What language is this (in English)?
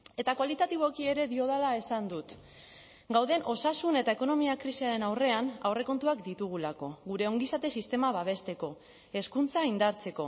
Basque